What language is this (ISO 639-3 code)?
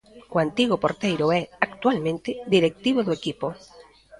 glg